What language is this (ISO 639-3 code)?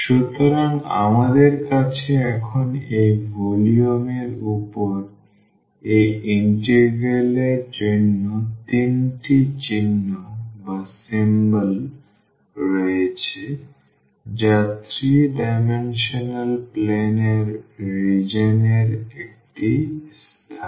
ben